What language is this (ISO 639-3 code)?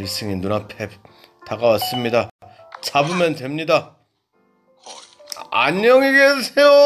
kor